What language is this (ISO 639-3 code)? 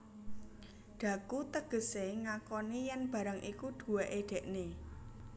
jav